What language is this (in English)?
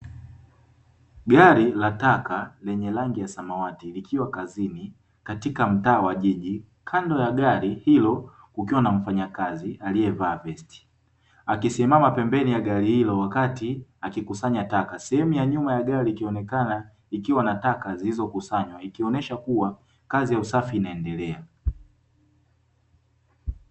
Swahili